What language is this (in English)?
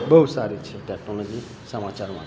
Gujarati